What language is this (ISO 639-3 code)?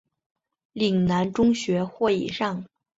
zho